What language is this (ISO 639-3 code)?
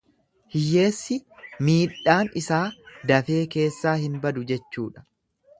orm